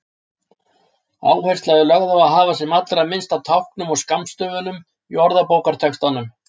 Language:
Icelandic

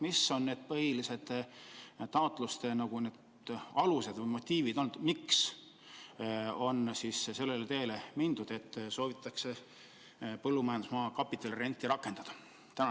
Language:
Estonian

